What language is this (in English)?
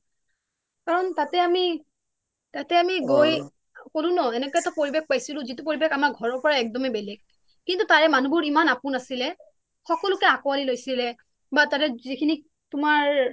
Assamese